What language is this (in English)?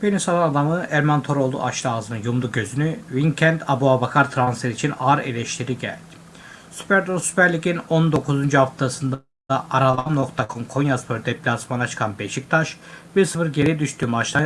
Turkish